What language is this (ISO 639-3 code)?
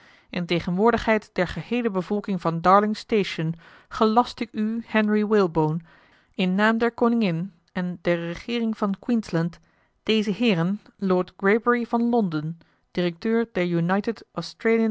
nld